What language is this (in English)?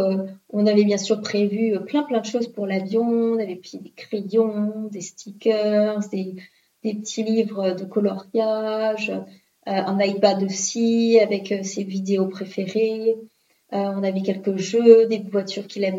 French